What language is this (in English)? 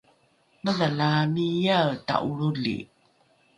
Rukai